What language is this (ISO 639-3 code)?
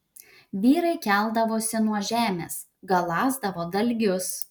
lit